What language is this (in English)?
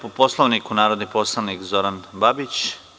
Serbian